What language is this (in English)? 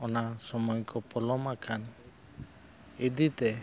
Santali